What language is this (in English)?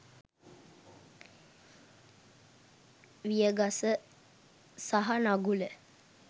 Sinhala